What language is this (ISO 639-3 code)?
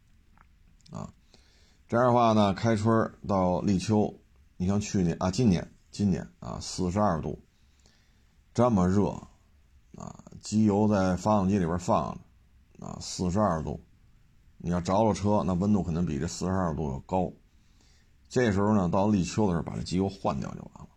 zho